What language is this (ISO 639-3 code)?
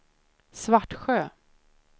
swe